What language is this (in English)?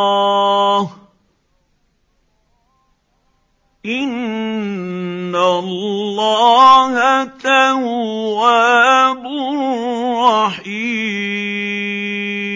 Arabic